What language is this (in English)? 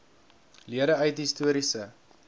Afrikaans